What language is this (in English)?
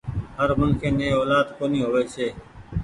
Goaria